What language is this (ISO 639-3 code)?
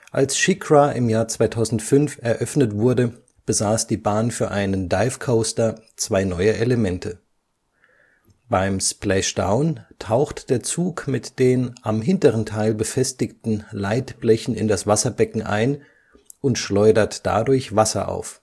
deu